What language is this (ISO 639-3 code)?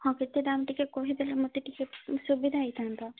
ori